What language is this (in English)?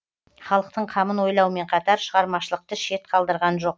Kazakh